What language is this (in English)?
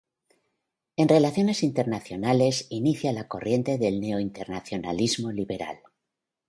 Spanish